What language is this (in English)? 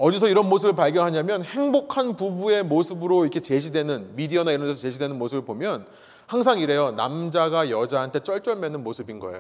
Korean